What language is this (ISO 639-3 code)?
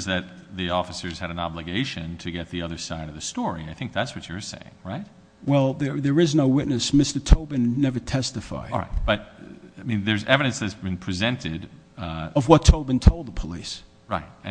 eng